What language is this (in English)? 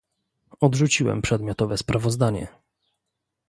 Polish